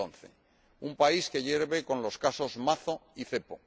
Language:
Spanish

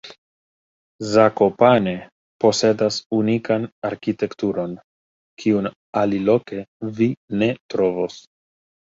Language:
Esperanto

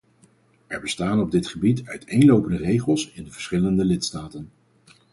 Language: Dutch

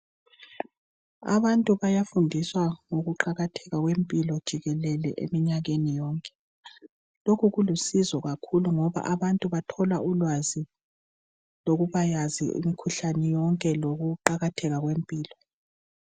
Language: North Ndebele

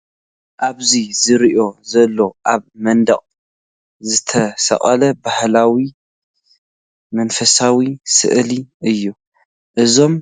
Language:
Tigrinya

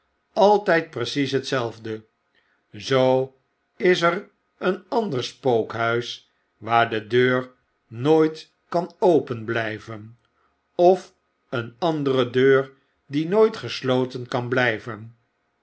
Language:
Dutch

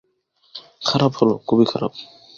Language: Bangla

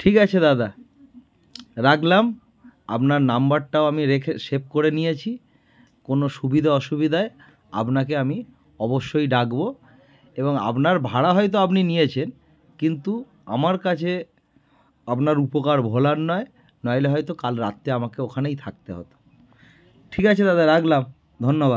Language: Bangla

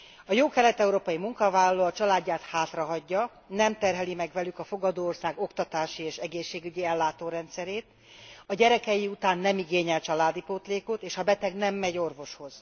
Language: Hungarian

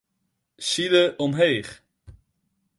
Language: Western Frisian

